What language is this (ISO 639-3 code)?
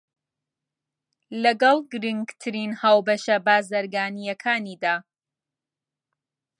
ckb